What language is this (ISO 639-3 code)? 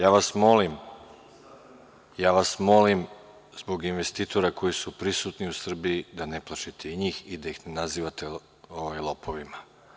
srp